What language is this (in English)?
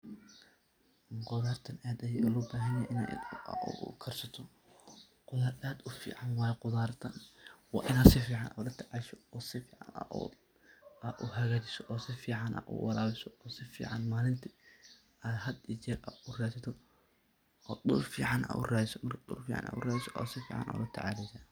Somali